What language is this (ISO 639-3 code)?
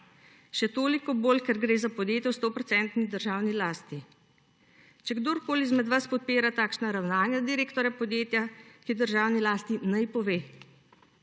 slv